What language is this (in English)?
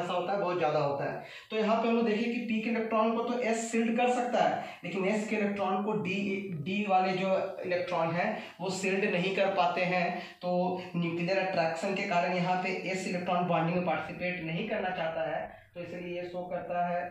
Hindi